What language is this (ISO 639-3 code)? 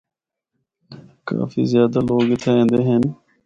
hno